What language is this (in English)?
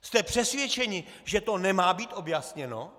Czech